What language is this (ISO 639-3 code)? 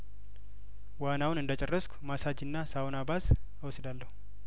amh